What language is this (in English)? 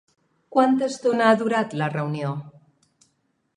Catalan